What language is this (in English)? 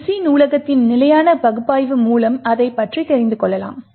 Tamil